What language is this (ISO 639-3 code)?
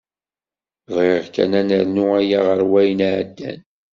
kab